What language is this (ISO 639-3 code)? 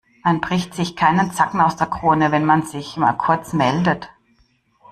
deu